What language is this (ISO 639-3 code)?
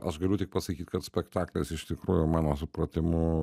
lit